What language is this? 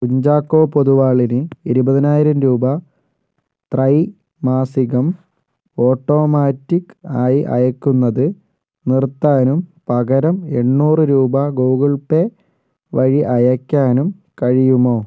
Malayalam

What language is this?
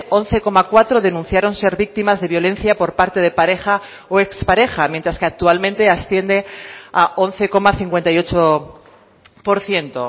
Spanish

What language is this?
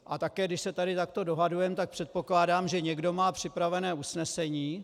Czech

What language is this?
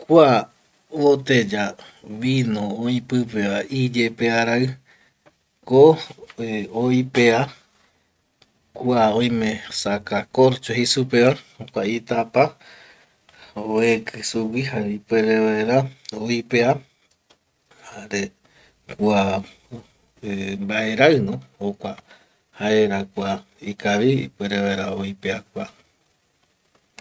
Eastern Bolivian Guaraní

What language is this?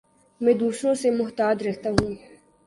Urdu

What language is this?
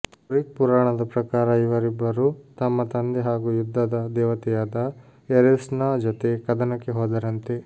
Kannada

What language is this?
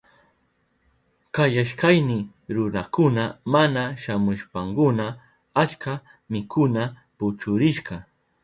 Southern Pastaza Quechua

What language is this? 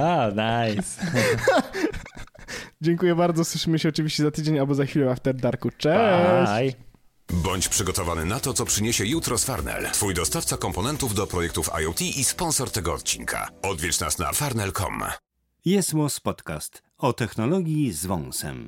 Polish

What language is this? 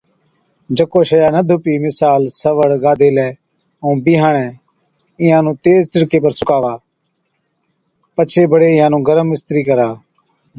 Od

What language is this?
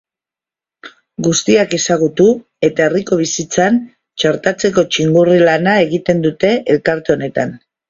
Basque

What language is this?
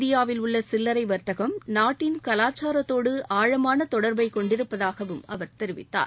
Tamil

